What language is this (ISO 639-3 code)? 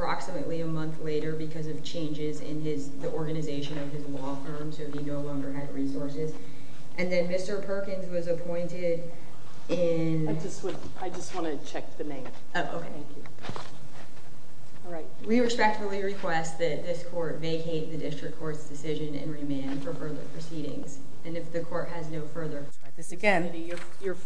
eng